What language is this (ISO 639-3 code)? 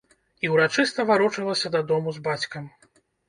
bel